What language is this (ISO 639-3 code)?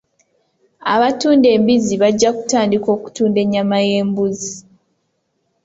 lug